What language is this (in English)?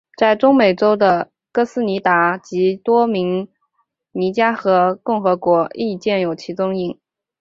Chinese